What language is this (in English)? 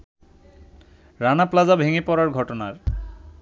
Bangla